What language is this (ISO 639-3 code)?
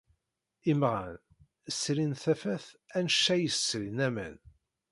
kab